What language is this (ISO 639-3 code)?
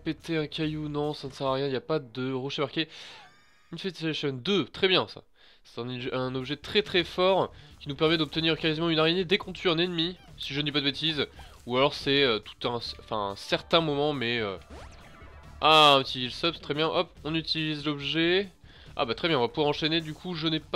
fra